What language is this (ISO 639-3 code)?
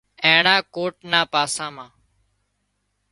kxp